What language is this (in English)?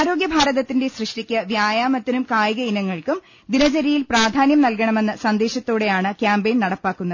Malayalam